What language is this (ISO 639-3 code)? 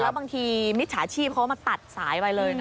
tha